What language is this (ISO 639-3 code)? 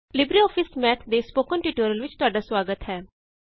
pan